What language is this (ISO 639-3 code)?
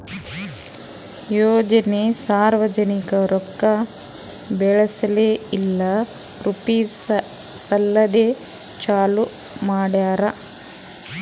kan